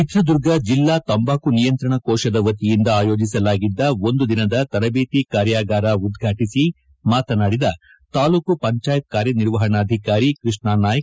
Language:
Kannada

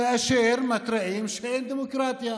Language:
Hebrew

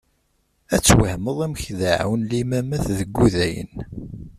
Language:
Kabyle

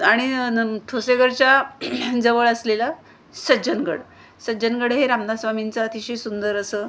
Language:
Marathi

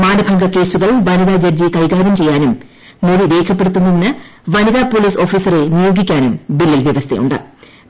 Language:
Malayalam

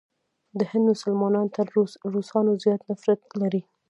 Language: Pashto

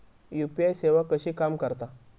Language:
Marathi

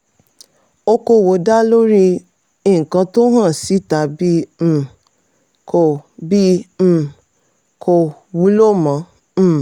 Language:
Yoruba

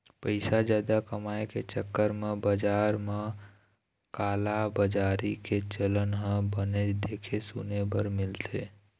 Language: Chhattisgarhi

